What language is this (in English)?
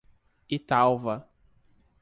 Portuguese